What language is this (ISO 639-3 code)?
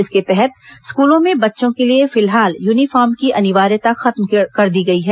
hin